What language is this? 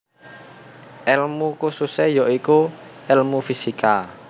Javanese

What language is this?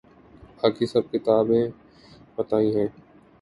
Urdu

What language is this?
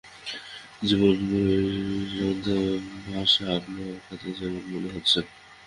Bangla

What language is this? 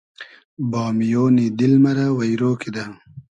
Hazaragi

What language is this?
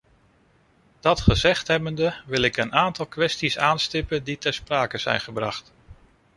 Dutch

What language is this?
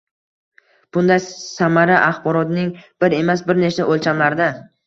Uzbek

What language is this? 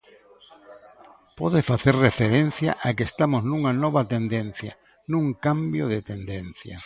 Galician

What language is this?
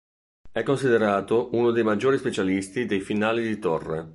Italian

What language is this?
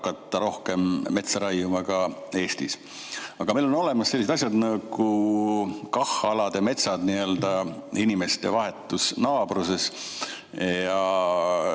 Estonian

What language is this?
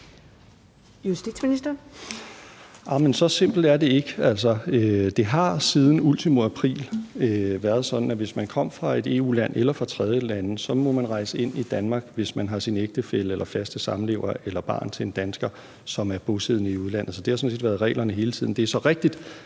Danish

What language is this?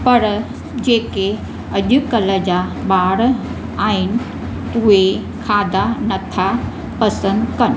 Sindhi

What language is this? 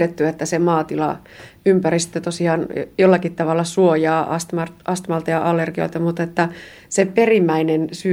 Finnish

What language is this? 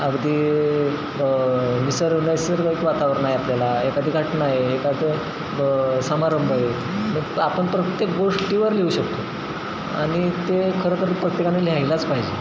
Marathi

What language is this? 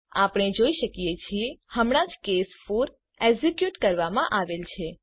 Gujarati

